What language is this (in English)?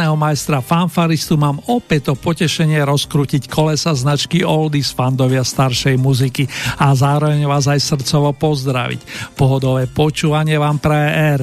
Slovak